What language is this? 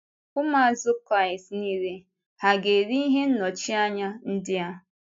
Igbo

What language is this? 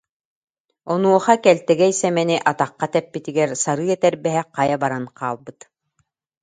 Yakut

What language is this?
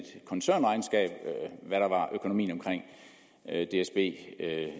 Danish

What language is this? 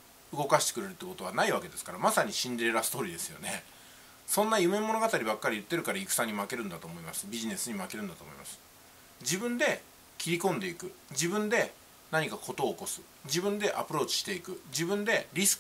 Japanese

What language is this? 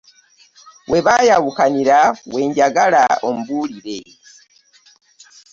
Ganda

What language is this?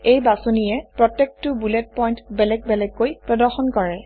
Assamese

